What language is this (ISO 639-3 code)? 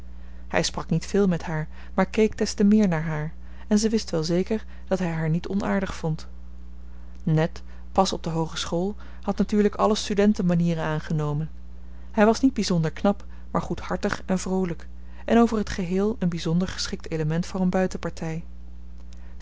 nld